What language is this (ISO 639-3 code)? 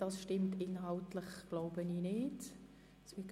gsw